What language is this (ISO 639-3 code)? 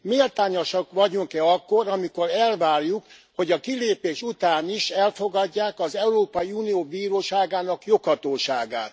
hun